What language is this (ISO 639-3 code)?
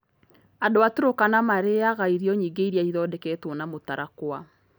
kik